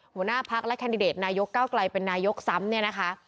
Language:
Thai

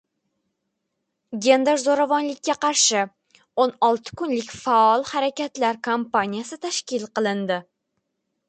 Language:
Uzbek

